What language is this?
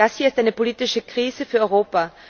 German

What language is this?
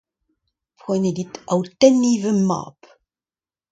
Breton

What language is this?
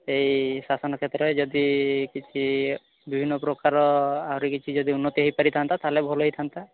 Odia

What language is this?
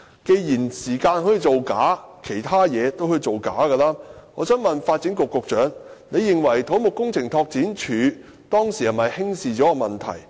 Cantonese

